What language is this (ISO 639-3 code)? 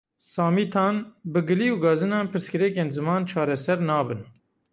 kur